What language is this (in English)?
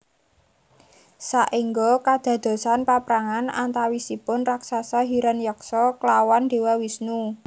Javanese